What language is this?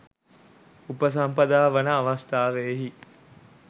Sinhala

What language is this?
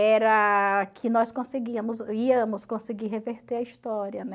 Portuguese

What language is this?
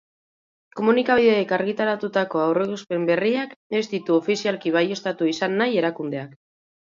Basque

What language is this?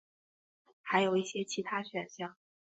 Chinese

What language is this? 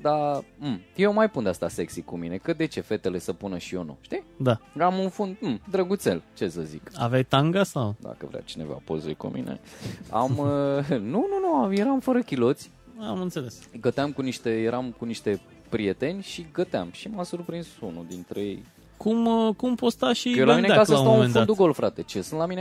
Romanian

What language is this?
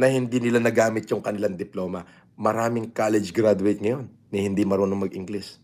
Filipino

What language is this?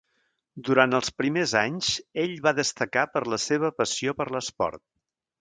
Catalan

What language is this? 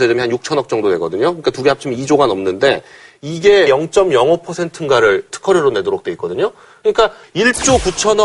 Korean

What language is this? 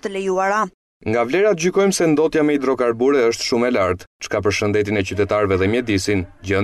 Romanian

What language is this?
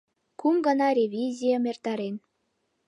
Mari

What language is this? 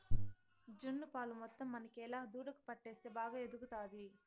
Telugu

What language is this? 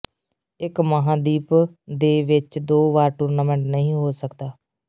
Punjabi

